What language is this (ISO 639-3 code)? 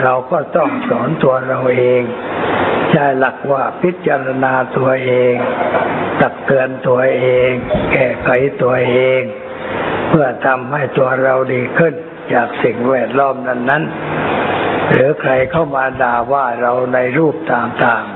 tha